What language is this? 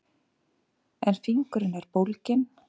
Icelandic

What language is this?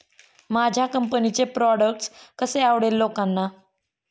Marathi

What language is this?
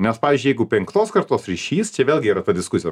Lithuanian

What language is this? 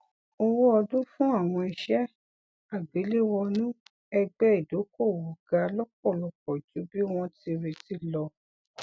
Yoruba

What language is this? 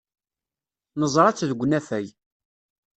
Kabyle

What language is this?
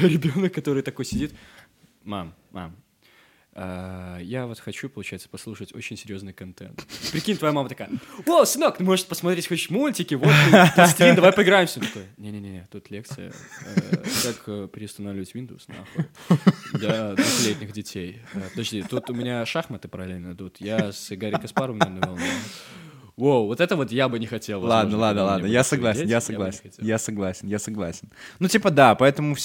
Russian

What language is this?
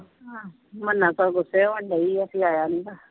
Punjabi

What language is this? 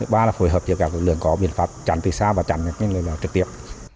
Vietnamese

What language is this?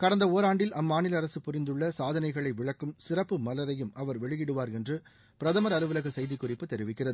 Tamil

